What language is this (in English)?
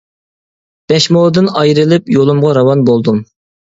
Uyghur